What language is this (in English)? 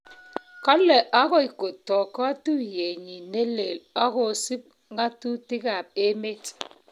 Kalenjin